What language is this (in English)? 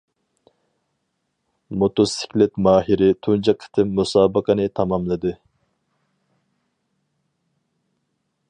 Uyghur